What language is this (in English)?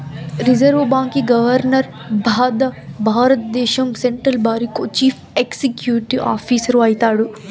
Telugu